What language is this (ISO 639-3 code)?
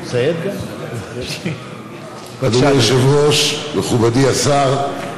heb